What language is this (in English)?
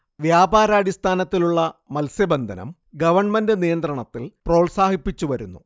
Malayalam